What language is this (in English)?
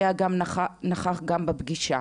Hebrew